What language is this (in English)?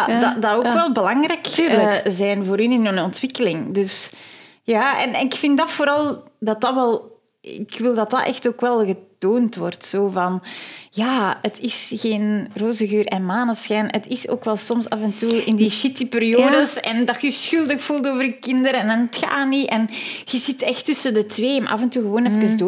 Dutch